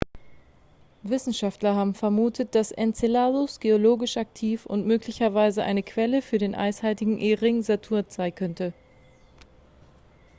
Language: German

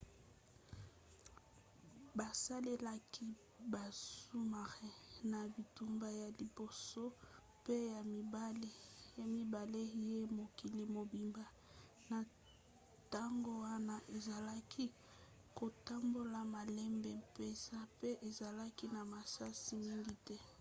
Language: Lingala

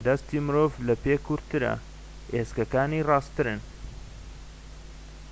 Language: Central Kurdish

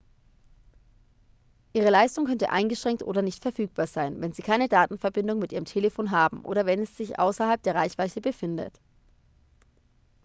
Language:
German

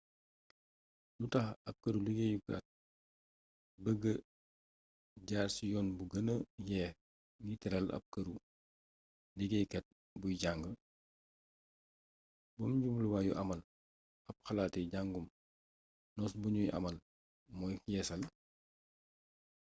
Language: Wolof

